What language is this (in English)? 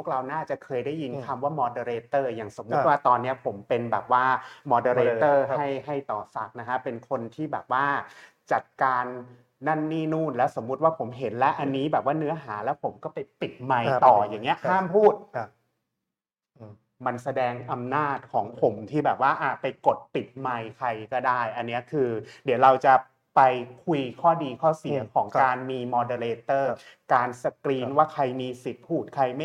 Thai